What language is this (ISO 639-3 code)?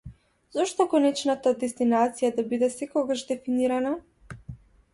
mkd